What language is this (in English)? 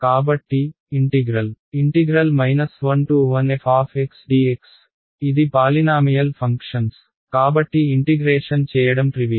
Telugu